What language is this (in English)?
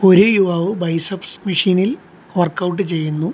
Malayalam